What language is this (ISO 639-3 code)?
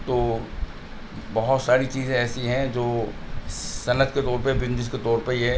urd